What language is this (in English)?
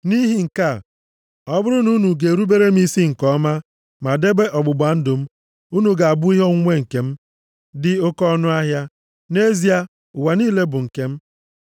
Igbo